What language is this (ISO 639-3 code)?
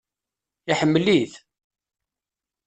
kab